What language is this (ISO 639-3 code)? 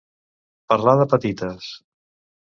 cat